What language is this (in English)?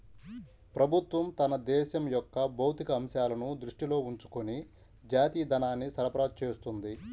Telugu